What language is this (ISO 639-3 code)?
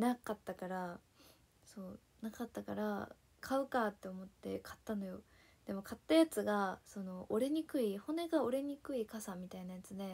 jpn